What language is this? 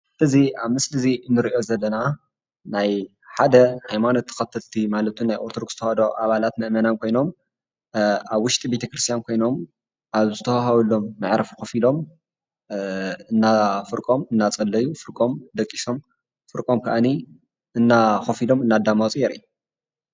Tigrinya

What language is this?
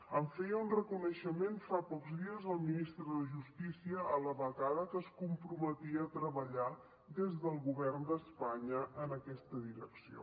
Catalan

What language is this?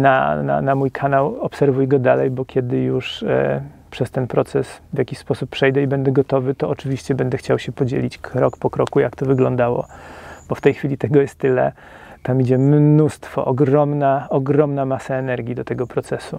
Polish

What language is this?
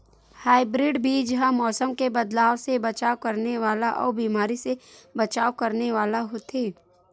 Chhattisgarhi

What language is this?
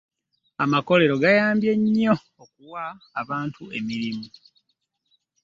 Ganda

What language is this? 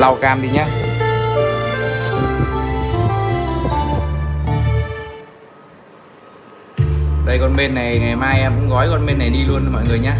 Vietnamese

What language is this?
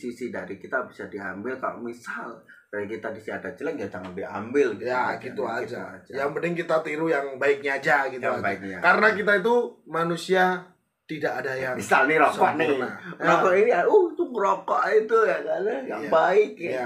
Indonesian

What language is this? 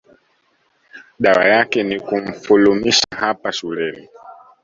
Swahili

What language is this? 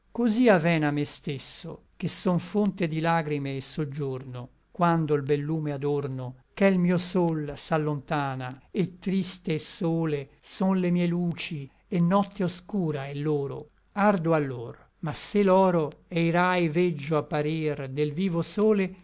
Italian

